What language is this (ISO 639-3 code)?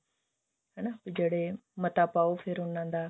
pan